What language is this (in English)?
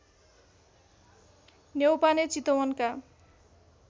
Nepali